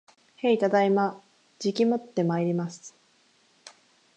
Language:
Japanese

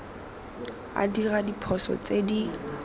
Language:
Tswana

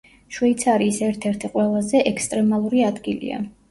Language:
Georgian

